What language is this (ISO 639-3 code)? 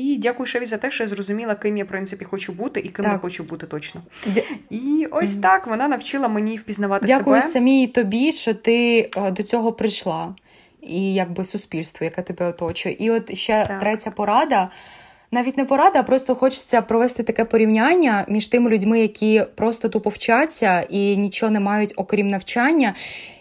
ukr